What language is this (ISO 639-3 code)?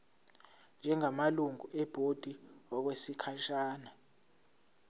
zul